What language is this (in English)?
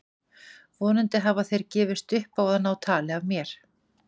Icelandic